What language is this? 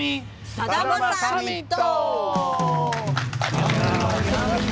Japanese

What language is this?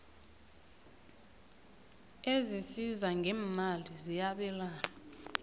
South Ndebele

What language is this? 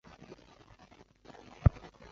Chinese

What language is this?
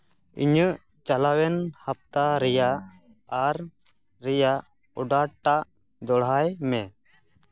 Santali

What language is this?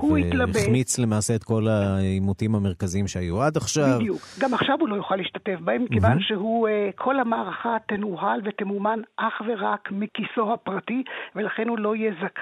Hebrew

